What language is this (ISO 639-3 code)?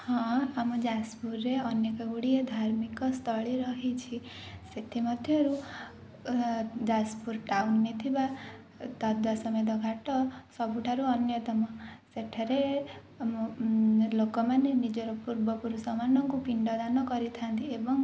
ori